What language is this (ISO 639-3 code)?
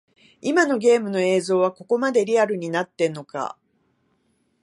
jpn